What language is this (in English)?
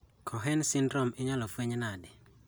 Luo (Kenya and Tanzania)